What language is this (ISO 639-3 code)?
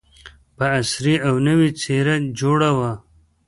pus